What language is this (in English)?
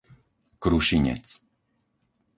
Slovak